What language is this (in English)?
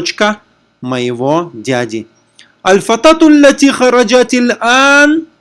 Russian